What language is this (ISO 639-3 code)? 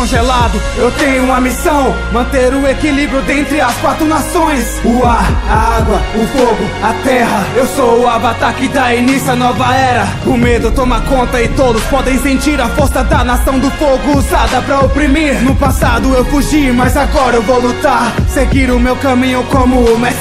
por